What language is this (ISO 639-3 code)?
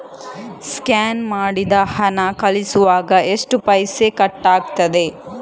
kan